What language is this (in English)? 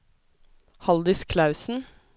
Norwegian